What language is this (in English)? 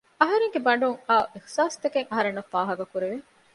Divehi